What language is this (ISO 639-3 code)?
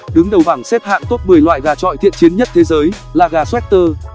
vie